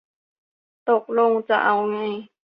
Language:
Thai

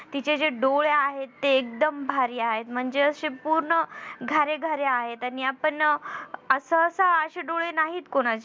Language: Marathi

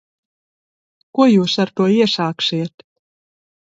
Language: Latvian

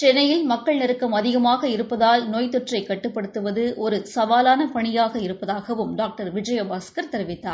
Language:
Tamil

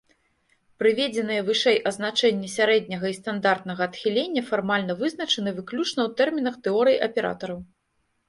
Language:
Belarusian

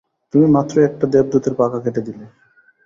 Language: Bangla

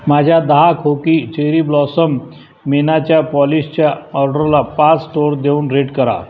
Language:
Marathi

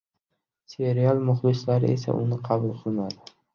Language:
Uzbek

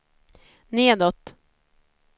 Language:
Swedish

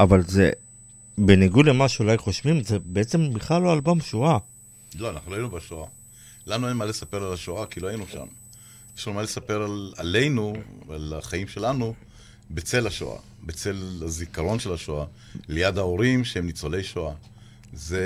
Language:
Hebrew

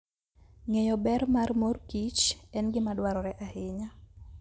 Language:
Luo (Kenya and Tanzania)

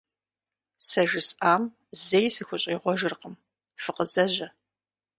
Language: Kabardian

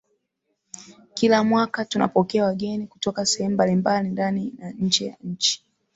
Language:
Swahili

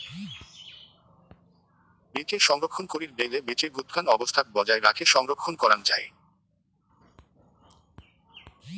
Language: Bangla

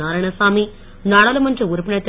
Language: Tamil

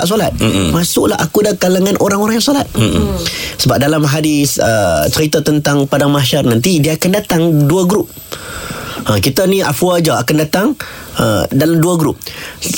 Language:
Malay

